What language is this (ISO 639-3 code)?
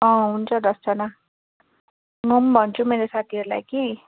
nep